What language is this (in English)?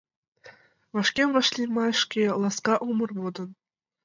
Mari